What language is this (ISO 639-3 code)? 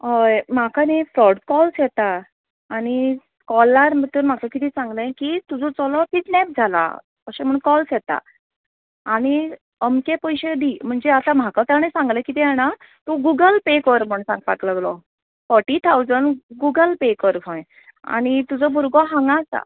kok